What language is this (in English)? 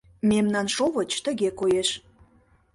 Mari